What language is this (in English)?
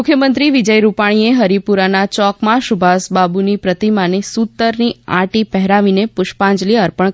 Gujarati